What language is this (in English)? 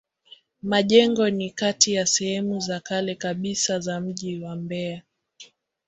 Swahili